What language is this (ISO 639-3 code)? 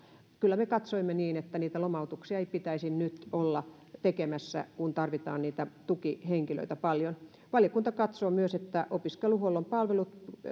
fin